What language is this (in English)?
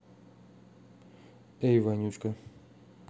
Russian